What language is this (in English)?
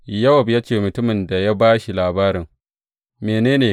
Hausa